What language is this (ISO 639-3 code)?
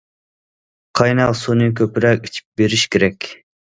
uig